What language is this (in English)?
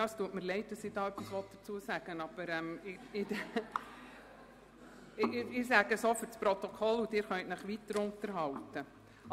Swiss German